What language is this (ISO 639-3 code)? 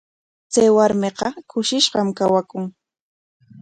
qwa